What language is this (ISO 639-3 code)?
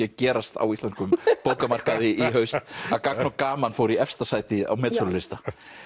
isl